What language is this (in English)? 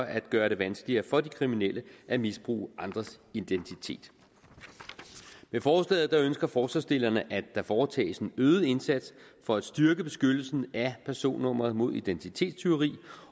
Danish